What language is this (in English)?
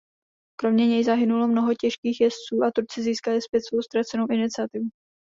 Czech